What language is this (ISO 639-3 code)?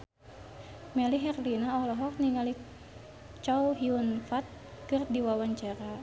sun